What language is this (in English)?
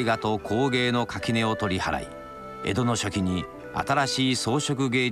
Japanese